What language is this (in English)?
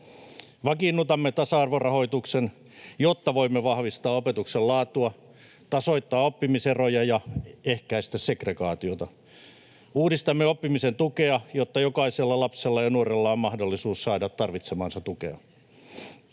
Finnish